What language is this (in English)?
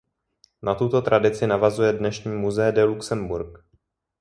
Czech